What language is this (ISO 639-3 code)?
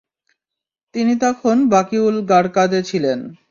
ben